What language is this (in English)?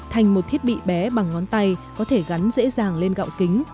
Vietnamese